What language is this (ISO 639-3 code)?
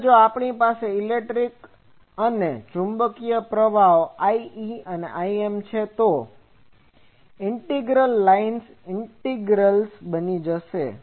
guj